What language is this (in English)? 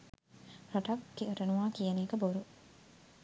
Sinhala